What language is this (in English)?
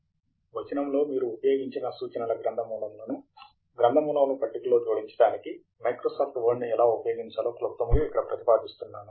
Telugu